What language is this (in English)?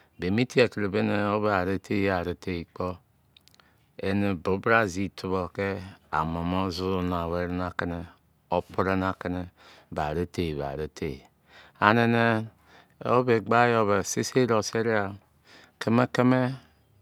Izon